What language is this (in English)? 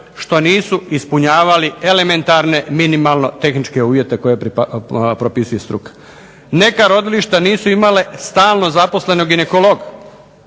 Croatian